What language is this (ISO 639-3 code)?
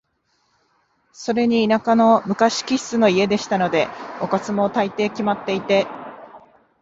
jpn